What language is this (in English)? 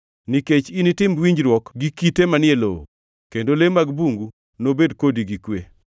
Luo (Kenya and Tanzania)